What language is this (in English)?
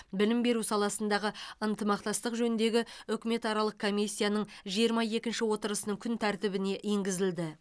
Kazakh